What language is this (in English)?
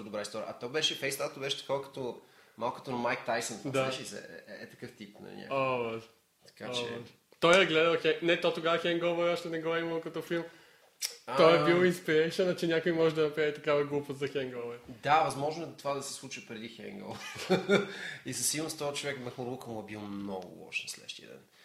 Bulgarian